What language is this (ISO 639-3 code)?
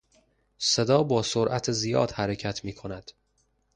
fas